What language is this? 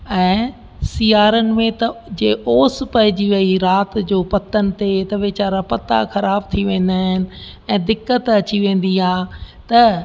Sindhi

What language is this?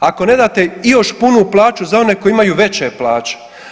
Croatian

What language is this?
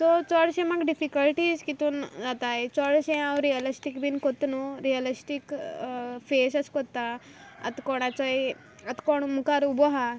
Konkani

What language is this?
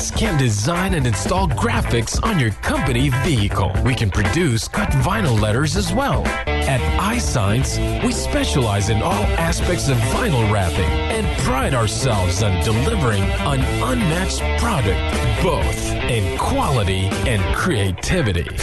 Filipino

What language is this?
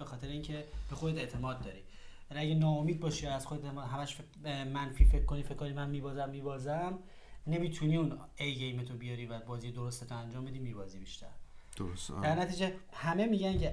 Persian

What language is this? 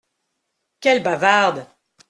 French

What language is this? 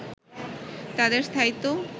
Bangla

